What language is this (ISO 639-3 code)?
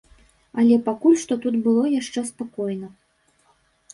bel